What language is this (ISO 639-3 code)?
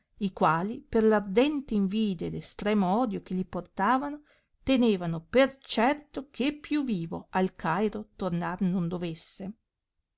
ita